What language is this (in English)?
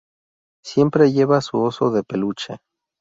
Spanish